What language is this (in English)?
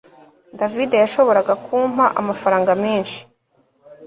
Kinyarwanda